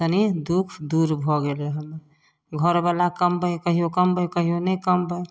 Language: Maithili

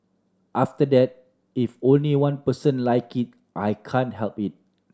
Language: English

